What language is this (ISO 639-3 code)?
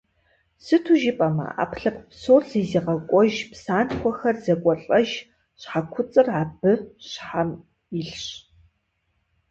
kbd